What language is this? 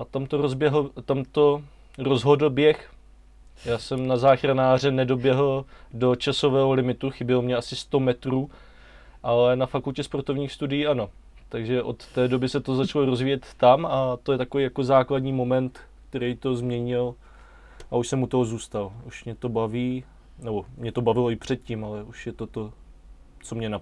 Czech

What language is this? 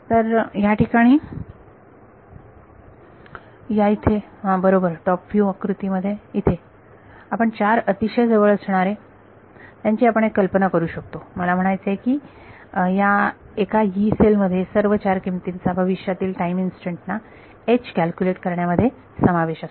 Marathi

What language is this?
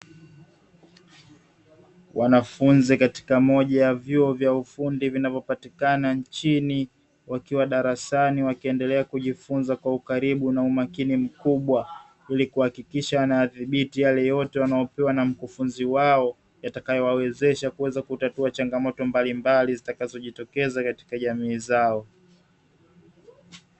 Swahili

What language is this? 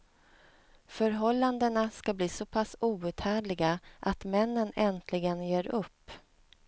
Swedish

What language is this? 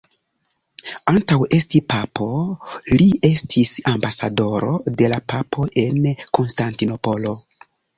Esperanto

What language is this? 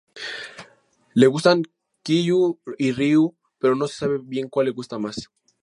Spanish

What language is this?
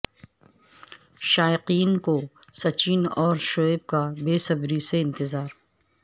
Urdu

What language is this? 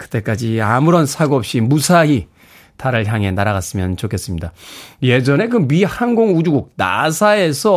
Korean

